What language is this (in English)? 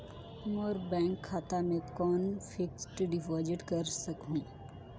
Chhattisgarhi